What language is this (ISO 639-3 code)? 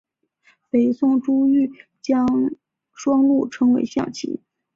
zho